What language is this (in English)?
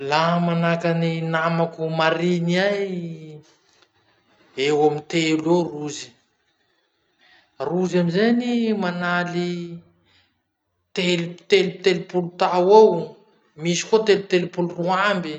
Masikoro Malagasy